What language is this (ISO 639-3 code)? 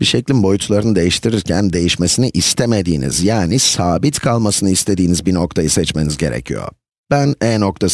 tur